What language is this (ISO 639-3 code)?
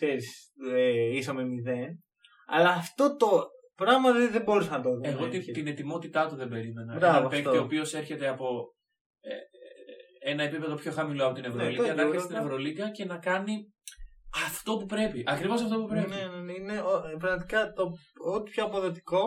ell